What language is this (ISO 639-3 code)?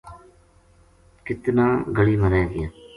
gju